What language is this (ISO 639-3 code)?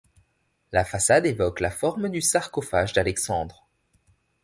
fra